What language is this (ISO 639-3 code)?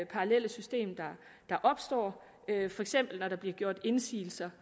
dan